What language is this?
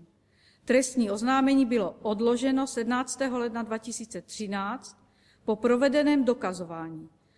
Czech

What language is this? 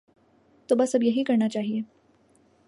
Urdu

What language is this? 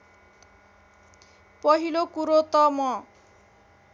Nepali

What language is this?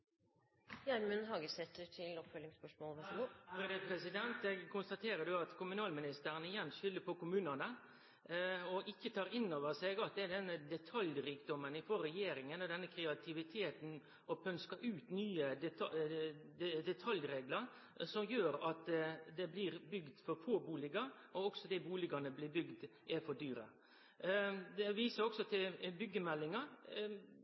Norwegian Nynorsk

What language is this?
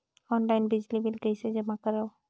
Chhattisgarhi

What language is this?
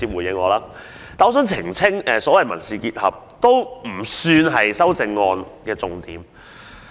Cantonese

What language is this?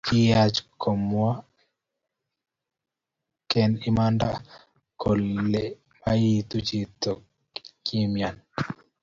Kalenjin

